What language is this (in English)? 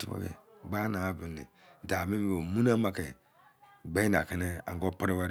Izon